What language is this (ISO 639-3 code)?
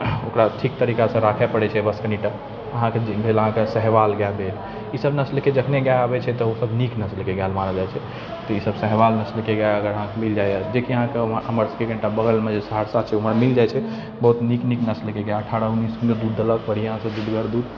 mai